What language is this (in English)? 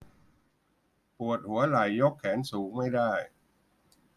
Thai